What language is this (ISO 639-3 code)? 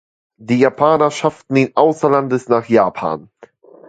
deu